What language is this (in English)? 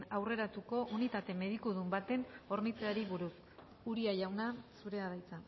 Basque